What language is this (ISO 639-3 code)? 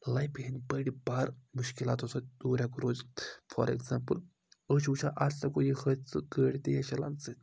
kas